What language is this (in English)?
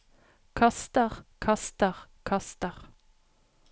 Norwegian